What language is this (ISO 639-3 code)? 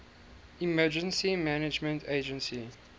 eng